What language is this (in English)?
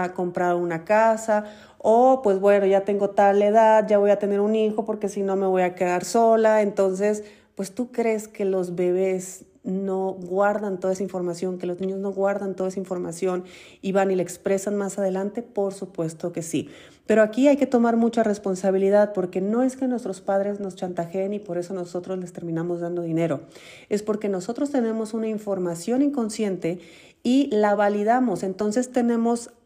Spanish